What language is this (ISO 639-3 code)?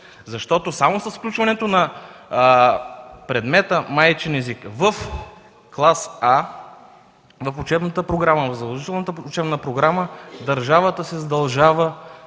bul